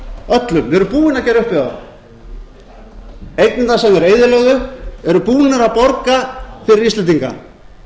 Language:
Icelandic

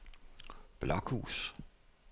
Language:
Danish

